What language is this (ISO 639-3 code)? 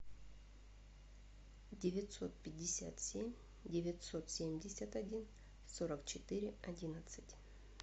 rus